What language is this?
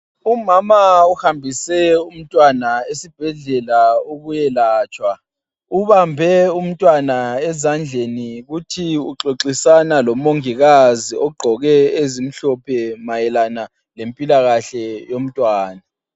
North Ndebele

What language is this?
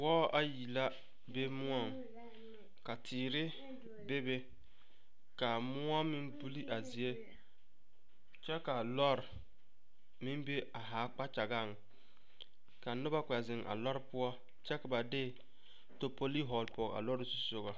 Southern Dagaare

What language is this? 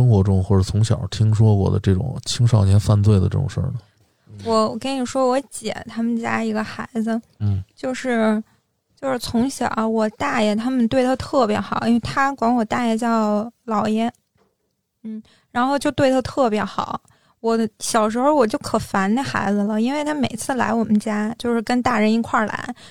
Chinese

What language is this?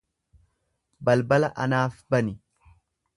Oromo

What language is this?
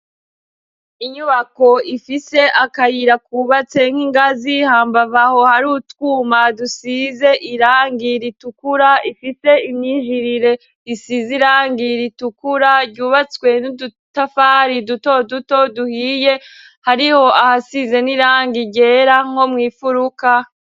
Rundi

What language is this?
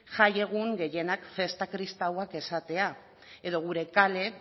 Basque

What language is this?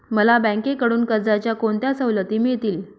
Marathi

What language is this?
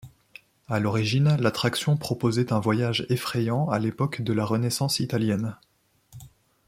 French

